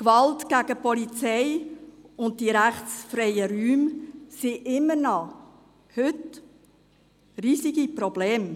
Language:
Swiss German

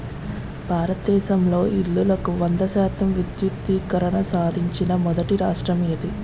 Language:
Telugu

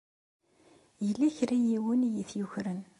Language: Kabyle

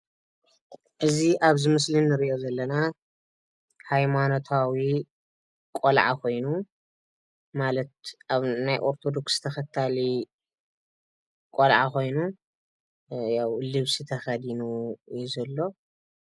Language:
Tigrinya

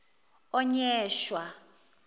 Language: Zulu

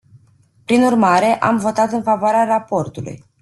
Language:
Romanian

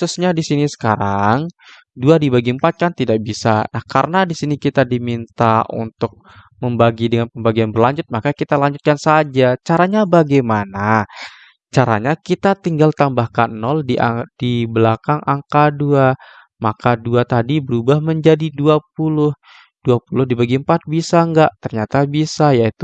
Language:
Indonesian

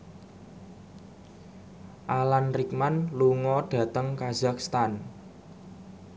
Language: Javanese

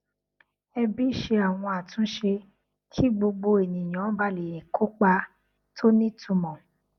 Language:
Yoruba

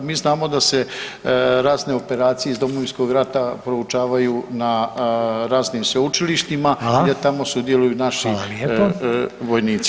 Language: Croatian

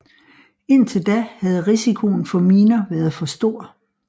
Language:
Danish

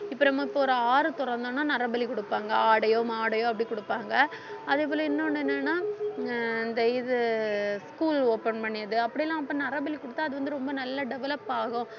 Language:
Tamil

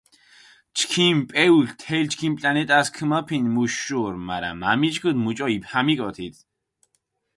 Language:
Mingrelian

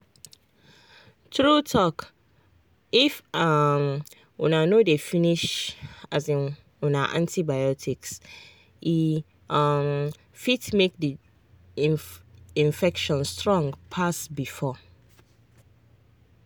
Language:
Nigerian Pidgin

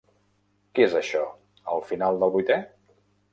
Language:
Catalan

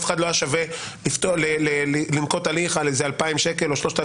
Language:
Hebrew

